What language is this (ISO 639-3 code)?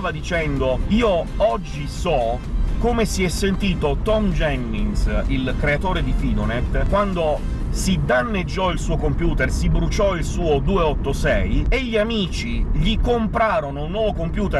ita